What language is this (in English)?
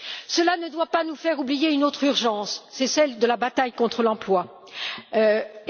French